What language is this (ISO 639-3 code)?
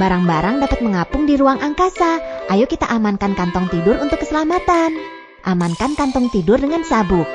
ind